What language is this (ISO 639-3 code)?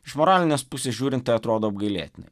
lit